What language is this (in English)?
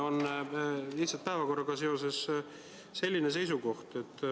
Estonian